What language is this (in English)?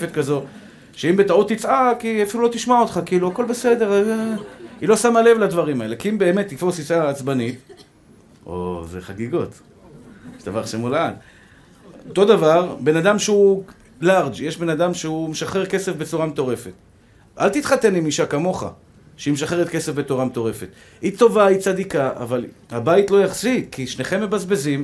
Hebrew